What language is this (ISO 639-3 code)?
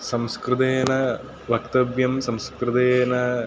san